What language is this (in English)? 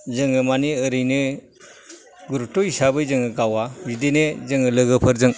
Bodo